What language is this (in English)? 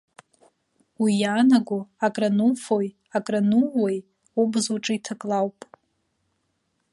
Abkhazian